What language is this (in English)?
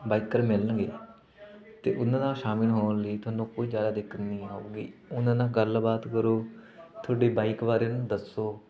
Punjabi